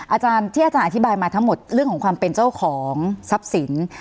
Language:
Thai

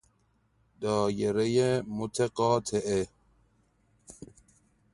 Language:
Persian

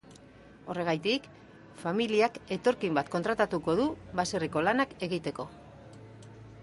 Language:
Basque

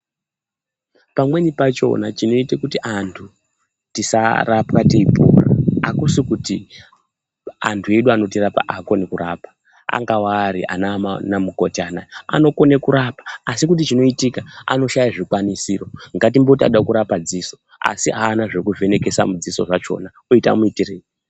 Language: Ndau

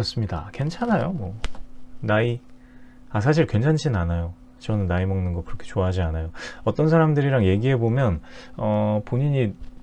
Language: Korean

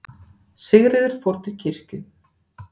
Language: Icelandic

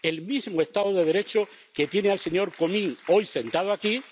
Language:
Spanish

